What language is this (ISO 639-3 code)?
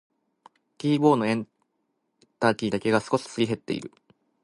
jpn